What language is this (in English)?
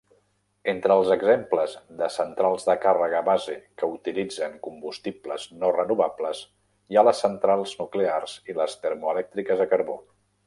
Catalan